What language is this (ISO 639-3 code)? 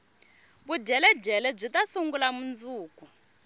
tso